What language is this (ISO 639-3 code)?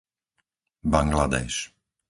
slk